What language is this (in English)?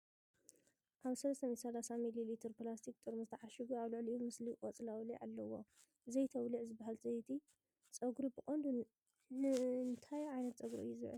Tigrinya